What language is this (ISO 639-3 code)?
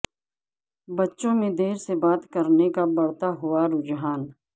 urd